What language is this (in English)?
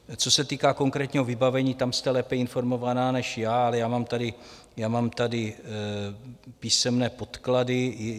Czech